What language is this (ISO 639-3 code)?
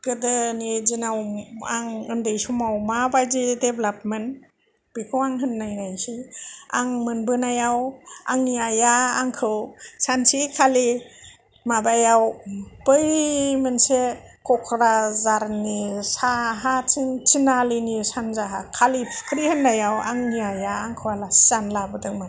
brx